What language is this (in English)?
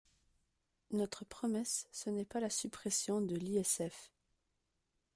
French